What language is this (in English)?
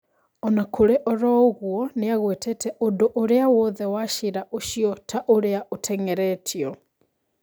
Kikuyu